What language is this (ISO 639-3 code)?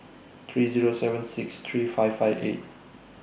eng